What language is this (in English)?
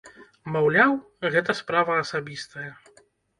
Belarusian